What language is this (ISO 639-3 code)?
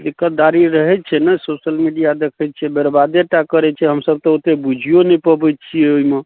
mai